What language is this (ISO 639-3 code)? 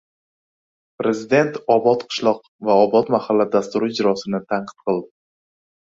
uzb